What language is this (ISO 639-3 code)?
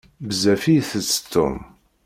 kab